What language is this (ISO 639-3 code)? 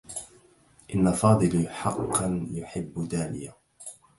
ara